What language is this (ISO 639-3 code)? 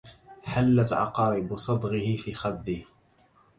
ara